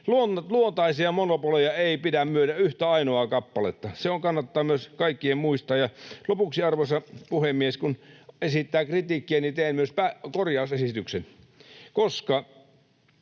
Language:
Finnish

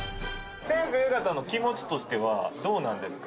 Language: Japanese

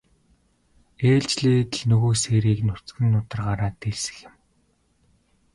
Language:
Mongolian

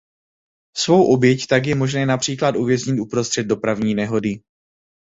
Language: Czech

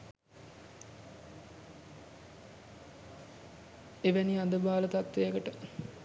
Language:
Sinhala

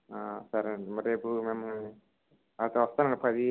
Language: Telugu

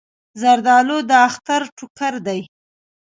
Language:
Pashto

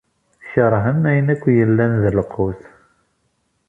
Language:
Kabyle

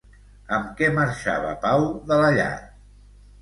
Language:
Catalan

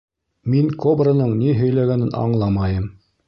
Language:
Bashkir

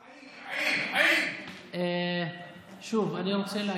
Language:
Hebrew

